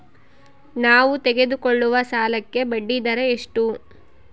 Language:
Kannada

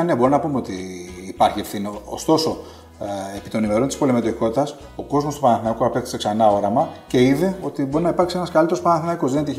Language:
Greek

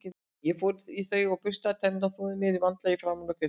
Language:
Icelandic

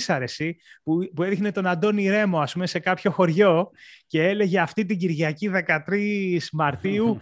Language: Greek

